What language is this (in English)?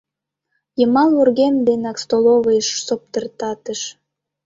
Mari